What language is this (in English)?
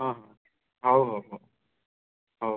Odia